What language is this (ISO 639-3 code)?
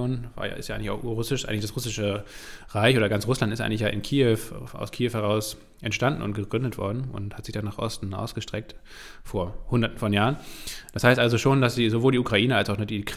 deu